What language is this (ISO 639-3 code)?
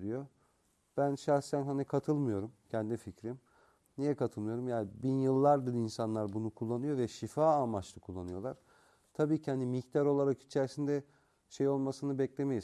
tur